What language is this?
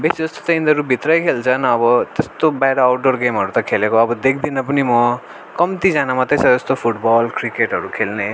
Nepali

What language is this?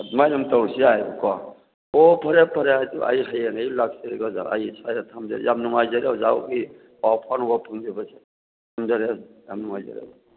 Manipuri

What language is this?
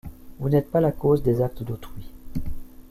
French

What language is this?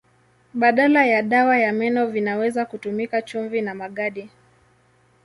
Swahili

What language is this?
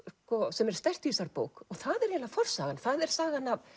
Icelandic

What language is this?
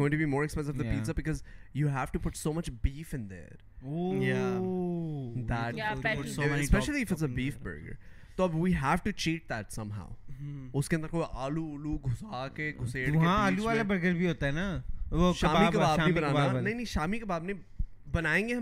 Urdu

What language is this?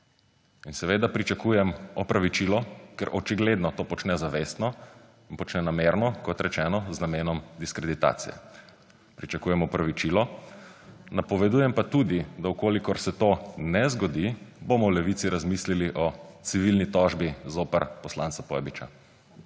Slovenian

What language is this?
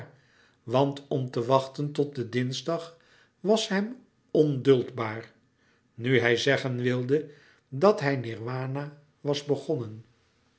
Dutch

